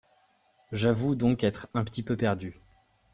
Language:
French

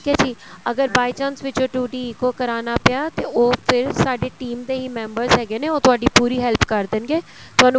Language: Punjabi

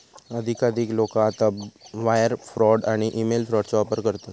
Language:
Marathi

